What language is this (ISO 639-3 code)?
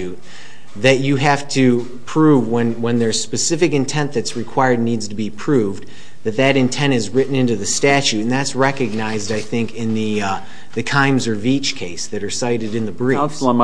eng